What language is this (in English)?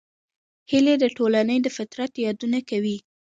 Pashto